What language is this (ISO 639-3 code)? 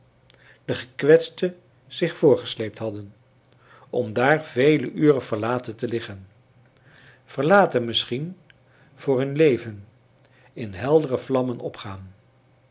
nld